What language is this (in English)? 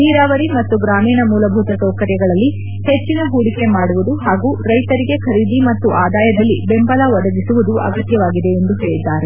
Kannada